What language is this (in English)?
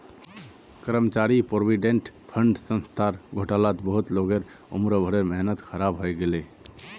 Magahi